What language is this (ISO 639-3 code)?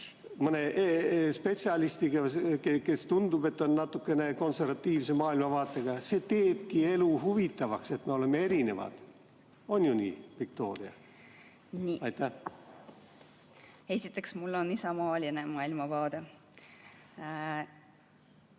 est